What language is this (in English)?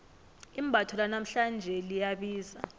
South Ndebele